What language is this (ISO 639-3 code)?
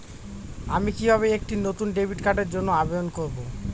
ben